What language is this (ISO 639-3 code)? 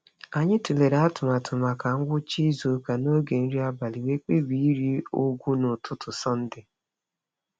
ibo